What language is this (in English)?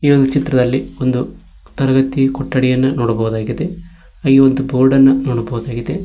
Kannada